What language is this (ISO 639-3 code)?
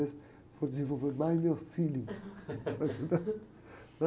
por